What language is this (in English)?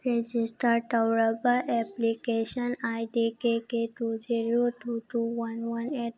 Manipuri